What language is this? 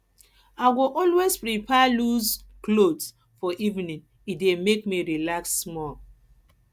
Nigerian Pidgin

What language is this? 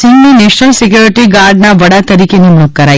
Gujarati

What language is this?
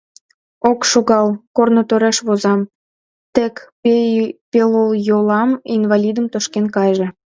Mari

